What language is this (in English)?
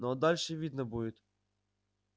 Russian